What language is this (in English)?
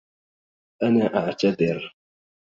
Arabic